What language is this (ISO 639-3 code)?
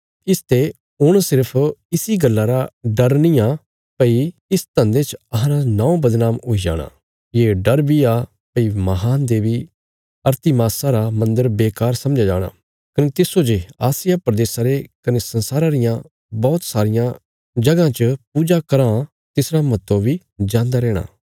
kfs